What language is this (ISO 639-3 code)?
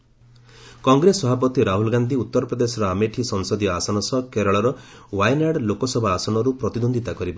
ori